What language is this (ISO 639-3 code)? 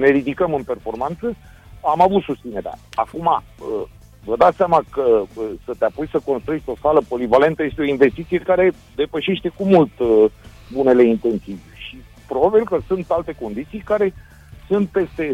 ron